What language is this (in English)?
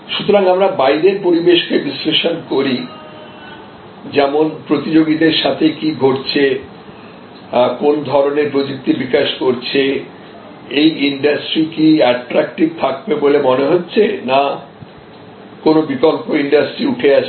Bangla